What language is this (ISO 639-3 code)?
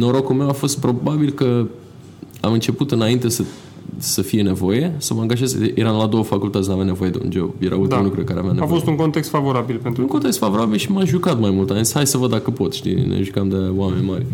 ron